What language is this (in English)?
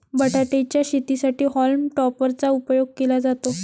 Marathi